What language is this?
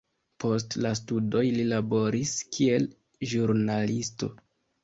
Esperanto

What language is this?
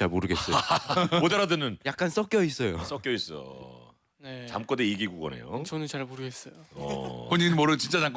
Korean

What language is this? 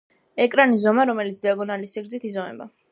Georgian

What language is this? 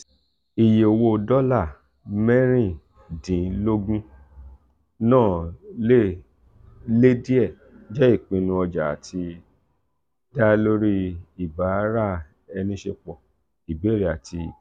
Yoruba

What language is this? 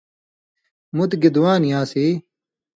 Indus Kohistani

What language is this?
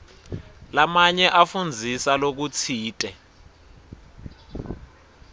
Swati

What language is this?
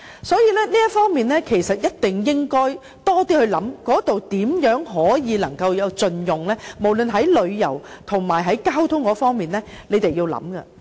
Cantonese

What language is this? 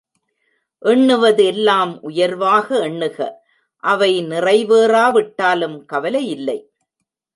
Tamil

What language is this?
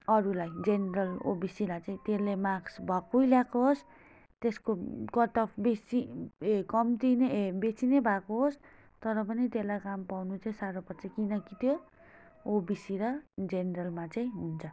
Nepali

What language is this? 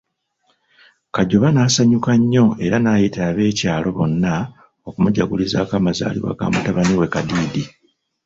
Ganda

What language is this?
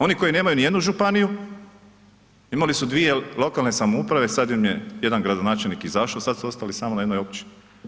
Croatian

